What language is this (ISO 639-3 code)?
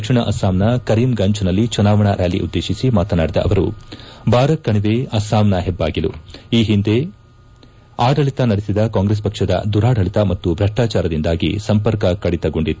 kan